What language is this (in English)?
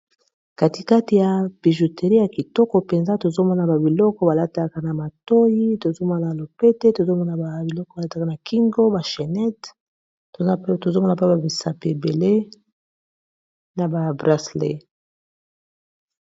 Lingala